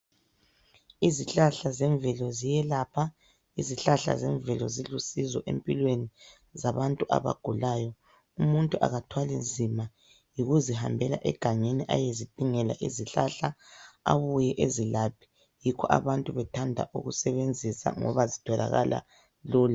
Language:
North Ndebele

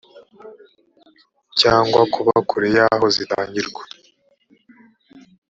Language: Kinyarwanda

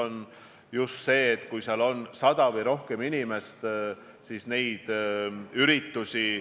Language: Estonian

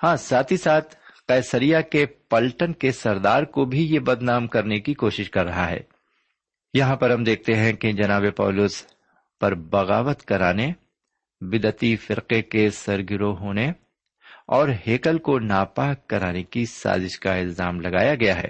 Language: Urdu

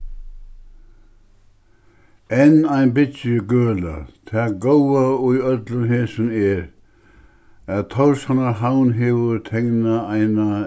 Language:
Faroese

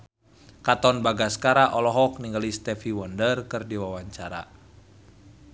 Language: Sundanese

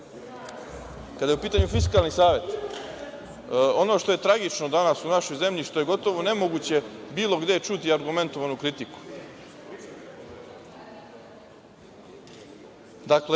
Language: Serbian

